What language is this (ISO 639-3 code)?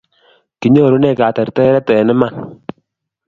kln